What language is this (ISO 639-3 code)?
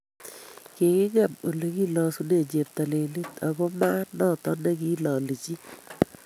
kln